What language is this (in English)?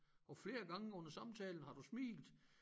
Danish